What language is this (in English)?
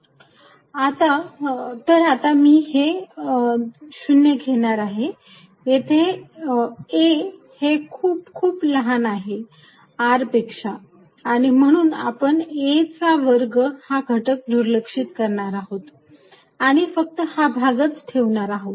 Marathi